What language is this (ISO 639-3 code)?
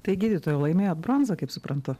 lit